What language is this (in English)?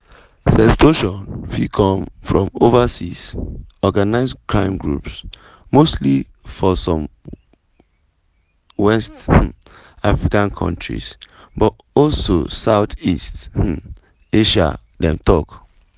Nigerian Pidgin